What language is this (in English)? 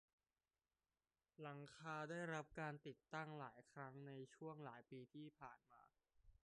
Thai